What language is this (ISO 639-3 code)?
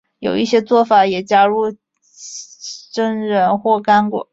zho